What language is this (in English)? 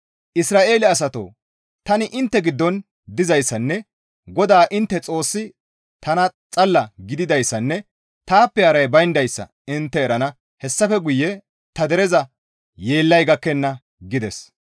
Gamo